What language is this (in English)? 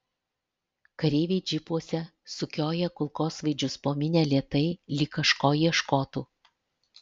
Lithuanian